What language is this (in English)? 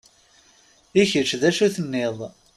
Kabyle